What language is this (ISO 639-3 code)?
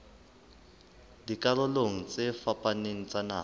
sot